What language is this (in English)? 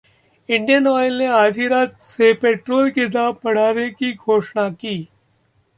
Hindi